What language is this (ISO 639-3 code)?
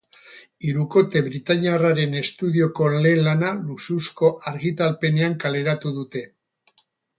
eus